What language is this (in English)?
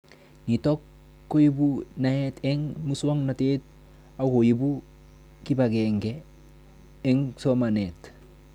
Kalenjin